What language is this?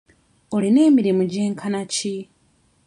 Ganda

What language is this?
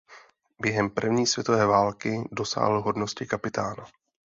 Czech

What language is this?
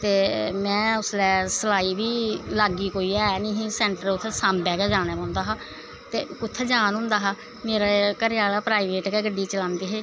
Dogri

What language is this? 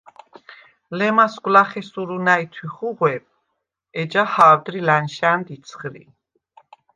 Svan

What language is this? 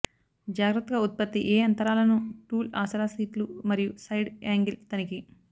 Telugu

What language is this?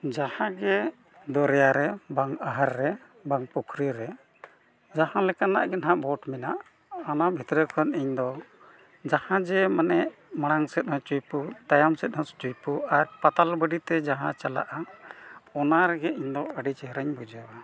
Santali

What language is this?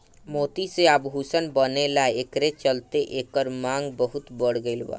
Bhojpuri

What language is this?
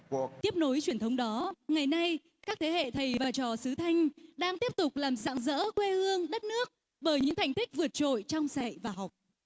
Vietnamese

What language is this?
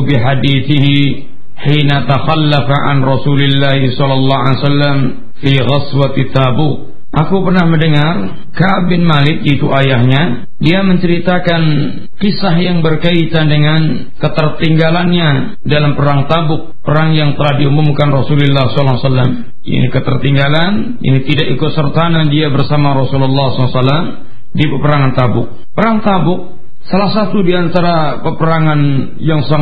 Malay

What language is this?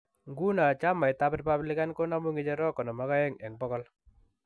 Kalenjin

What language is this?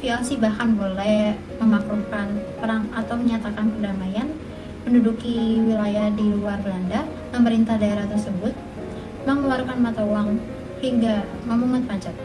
Indonesian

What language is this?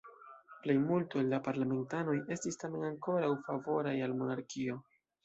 Esperanto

